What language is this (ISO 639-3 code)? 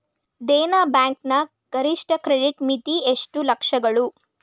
kan